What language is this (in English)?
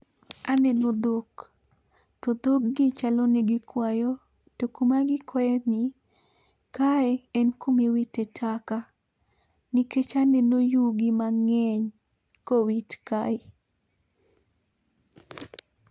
Luo (Kenya and Tanzania)